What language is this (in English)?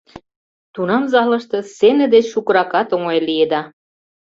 Mari